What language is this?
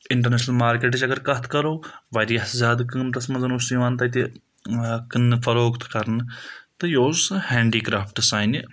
Kashmiri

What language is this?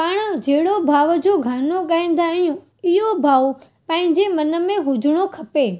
Sindhi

